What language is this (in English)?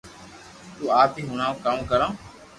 Loarki